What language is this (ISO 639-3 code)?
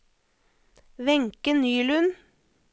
nor